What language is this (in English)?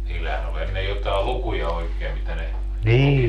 Finnish